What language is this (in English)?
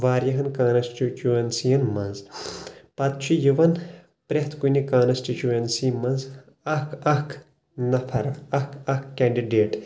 Kashmiri